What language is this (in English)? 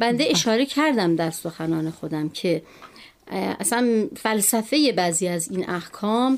Persian